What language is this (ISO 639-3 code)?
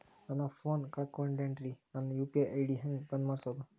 kan